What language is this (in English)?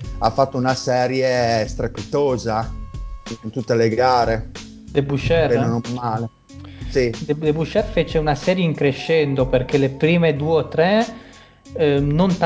Italian